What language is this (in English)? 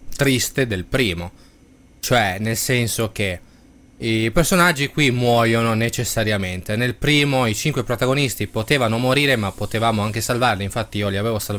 Italian